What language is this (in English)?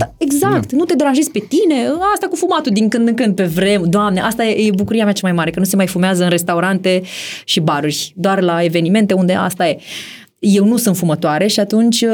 Romanian